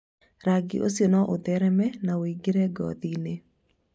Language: Kikuyu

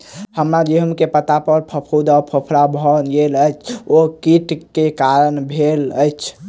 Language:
Maithili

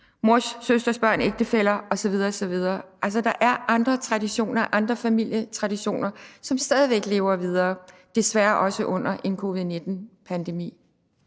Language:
Danish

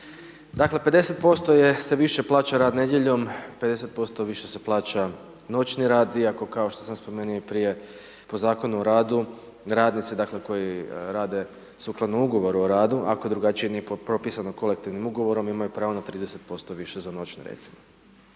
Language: Croatian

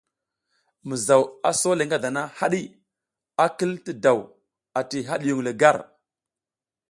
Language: South Giziga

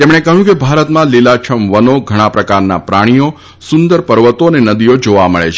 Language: Gujarati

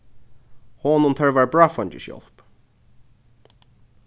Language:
Faroese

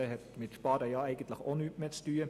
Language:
Swiss German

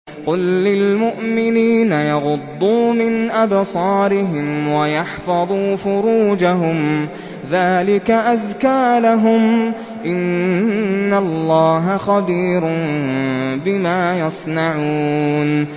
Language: Arabic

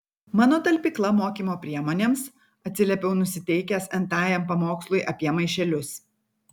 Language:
Lithuanian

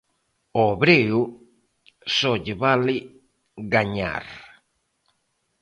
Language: Galician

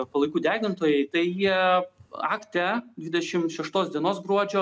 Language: Lithuanian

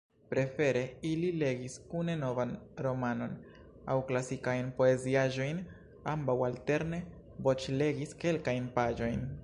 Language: Esperanto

